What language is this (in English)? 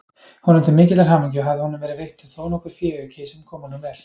Icelandic